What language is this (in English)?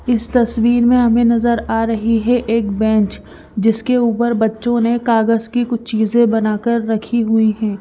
Hindi